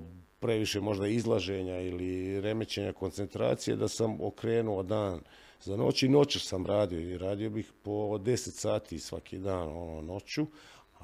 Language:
Croatian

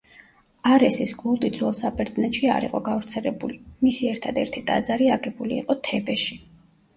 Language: Georgian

